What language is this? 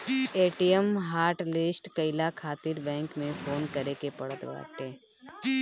Bhojpuri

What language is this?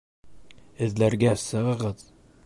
Bashkir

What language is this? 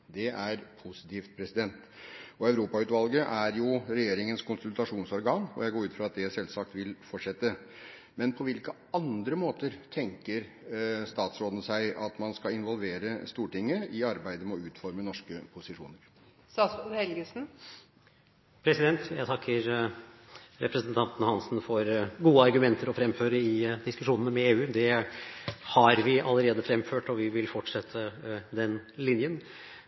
Norwegian Bokmål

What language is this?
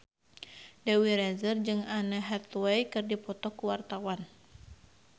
Sundanese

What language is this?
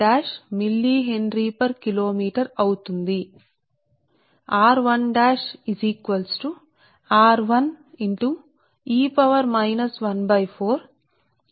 Telugu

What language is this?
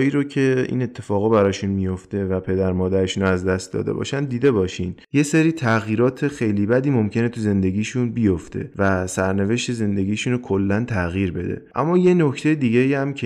Persian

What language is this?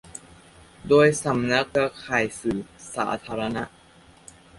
Thai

